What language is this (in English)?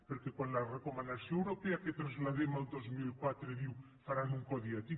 Catalan